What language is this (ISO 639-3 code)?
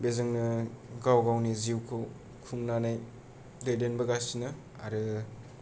brx